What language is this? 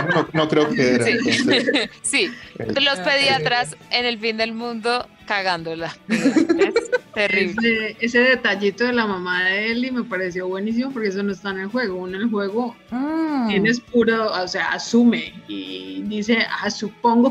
Spanish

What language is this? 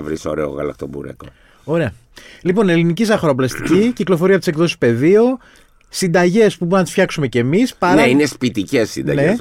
Greek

